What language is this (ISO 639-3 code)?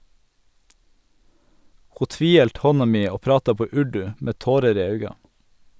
nor